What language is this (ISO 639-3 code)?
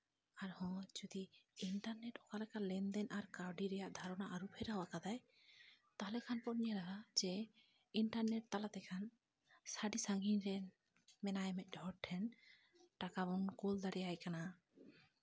sat